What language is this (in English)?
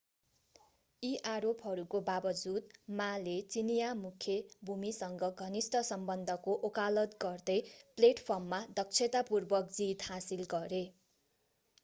Nepali